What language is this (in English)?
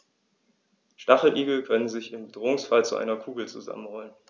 German